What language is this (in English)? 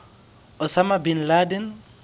Southern Sotho